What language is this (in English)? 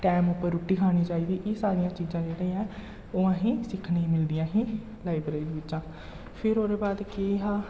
Dogri